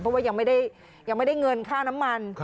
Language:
Thai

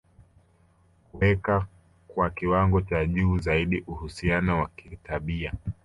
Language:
Swahili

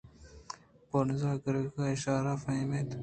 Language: Eastern Balochi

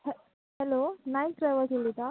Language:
Konkani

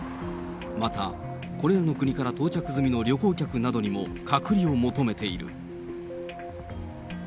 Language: Japanese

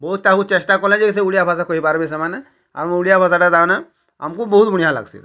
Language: Odia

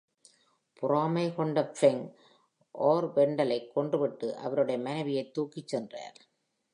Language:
Tamil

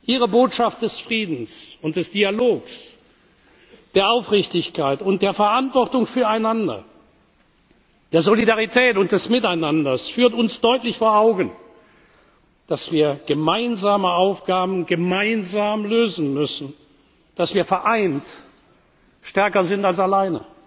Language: German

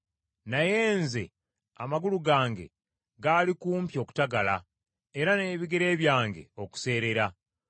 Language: Ganda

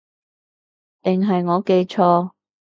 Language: Cantonese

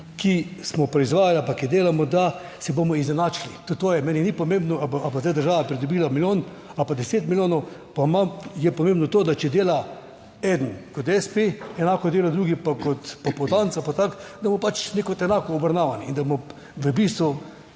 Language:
Slovenian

